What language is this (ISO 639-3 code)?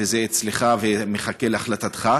heb